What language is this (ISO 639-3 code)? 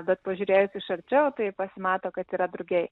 lit